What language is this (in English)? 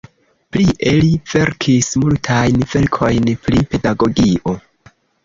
Esperanto